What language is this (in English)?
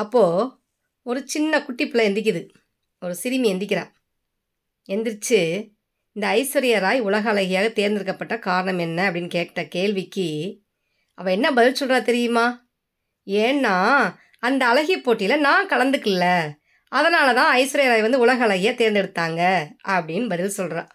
Tamil